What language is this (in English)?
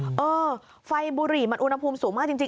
Thai